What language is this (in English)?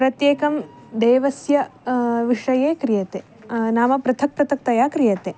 Sanskrit